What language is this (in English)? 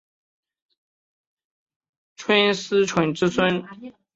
Chinese